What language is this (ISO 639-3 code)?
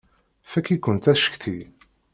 kab